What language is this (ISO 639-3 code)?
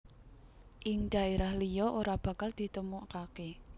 jav